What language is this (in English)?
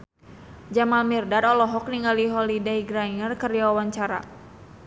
Sundanese